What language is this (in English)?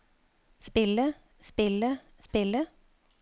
Norwegian